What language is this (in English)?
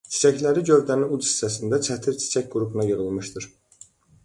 Azerbaijani